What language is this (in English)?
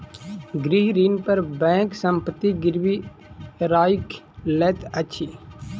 Maithili